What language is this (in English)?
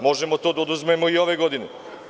Serbian